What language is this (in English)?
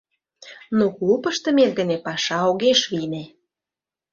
Mari